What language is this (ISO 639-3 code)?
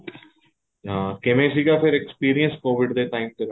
pan